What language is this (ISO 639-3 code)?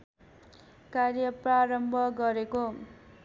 nep